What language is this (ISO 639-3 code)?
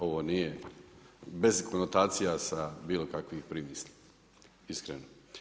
hrv